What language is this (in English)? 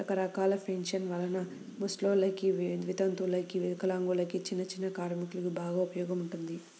Telugu